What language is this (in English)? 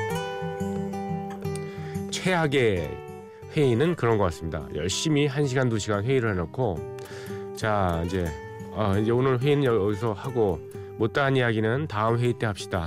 Korean